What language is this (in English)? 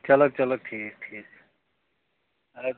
Kashmiri